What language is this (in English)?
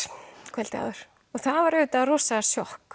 Icelandic